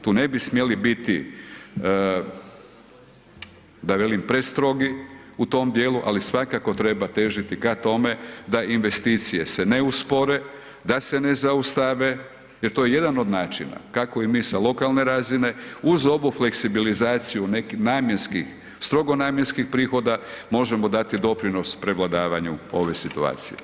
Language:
Croatian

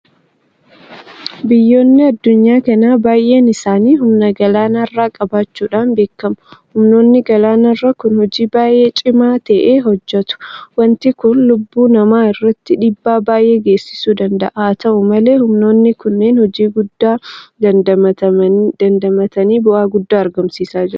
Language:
Oromo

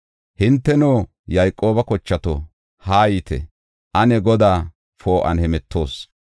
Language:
Gofa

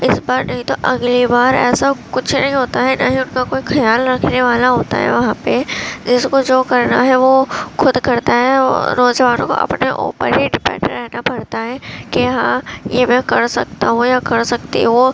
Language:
Urdu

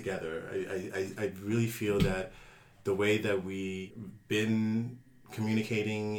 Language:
English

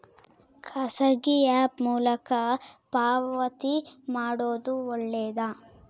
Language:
Kannada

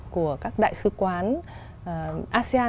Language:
Vietnamese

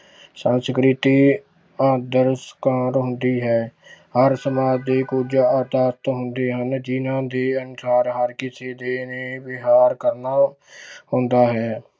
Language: Punjabi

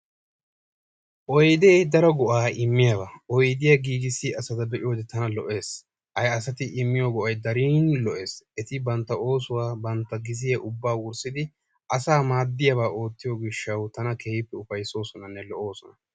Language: Wolaytta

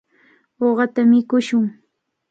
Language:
Cajatambo North Lima Quechua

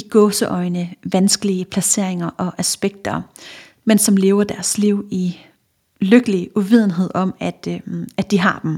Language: Danish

